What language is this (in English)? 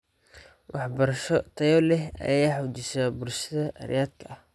Somali